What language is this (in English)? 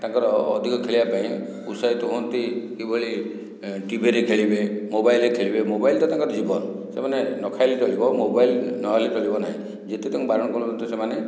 Odia